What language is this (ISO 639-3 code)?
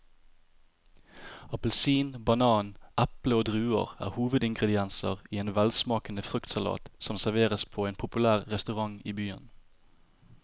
nor